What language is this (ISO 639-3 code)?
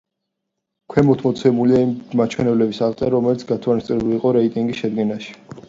kat